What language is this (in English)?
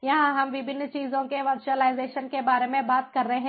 Hindi